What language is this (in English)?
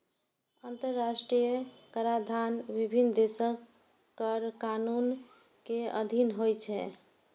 Maithili